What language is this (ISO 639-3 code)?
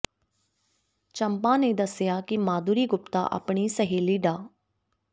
pan